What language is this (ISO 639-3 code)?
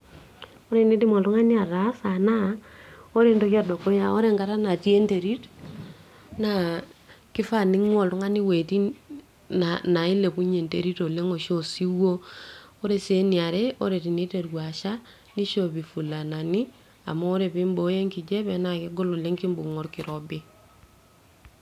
mas